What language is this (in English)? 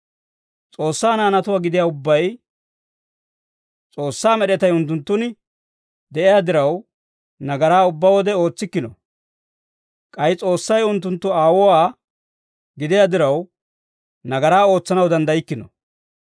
Dawro